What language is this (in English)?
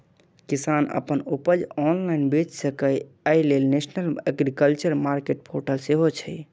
Maithili